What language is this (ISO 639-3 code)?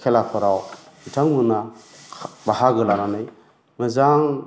brx